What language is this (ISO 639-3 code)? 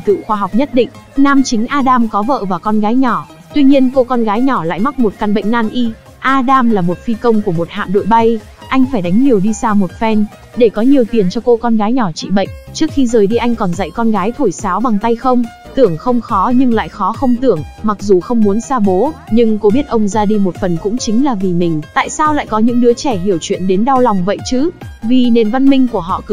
vie